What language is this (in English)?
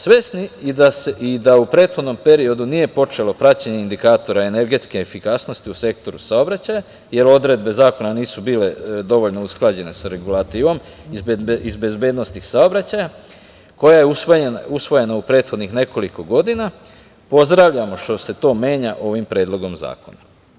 Serbian